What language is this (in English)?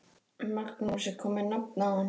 Icelandic